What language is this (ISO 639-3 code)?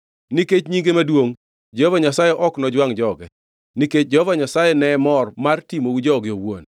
luo